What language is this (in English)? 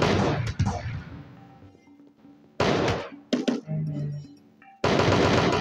English